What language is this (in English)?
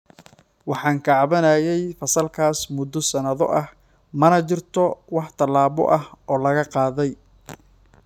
Somali